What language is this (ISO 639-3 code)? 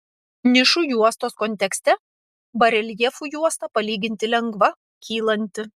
lit